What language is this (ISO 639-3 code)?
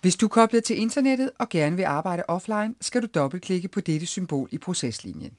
dan